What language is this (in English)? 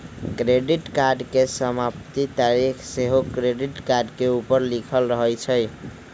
Magahi